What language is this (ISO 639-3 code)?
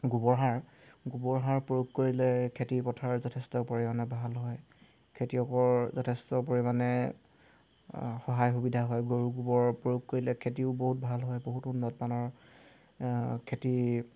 asm